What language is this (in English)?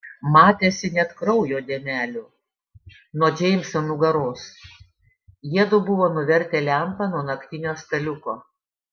Lithuanian